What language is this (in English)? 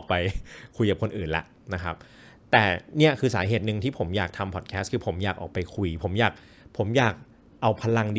Thai